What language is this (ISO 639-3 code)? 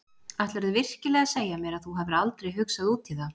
isl